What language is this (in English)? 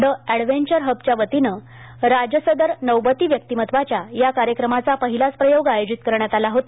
Marathi